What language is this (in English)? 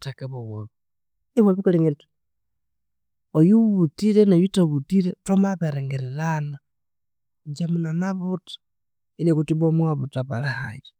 Konzo